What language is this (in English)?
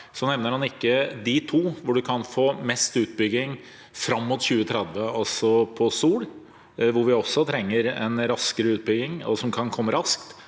Norwegian